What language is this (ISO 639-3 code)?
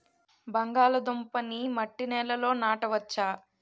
tel